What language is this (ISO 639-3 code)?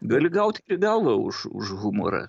lit